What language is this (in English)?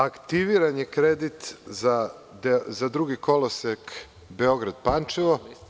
Serbian